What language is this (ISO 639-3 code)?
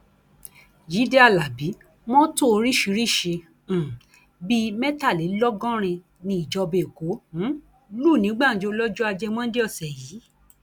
yor